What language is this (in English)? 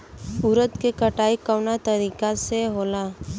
Bhojpuri